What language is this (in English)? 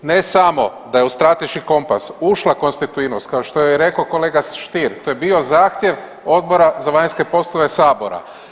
Croatian